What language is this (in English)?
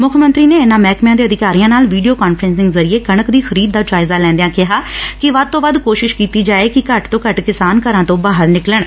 Punjabi